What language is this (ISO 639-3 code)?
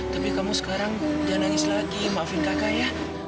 ind